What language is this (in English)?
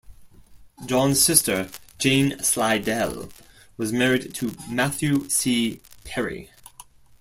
English